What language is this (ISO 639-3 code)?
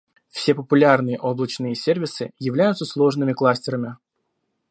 rus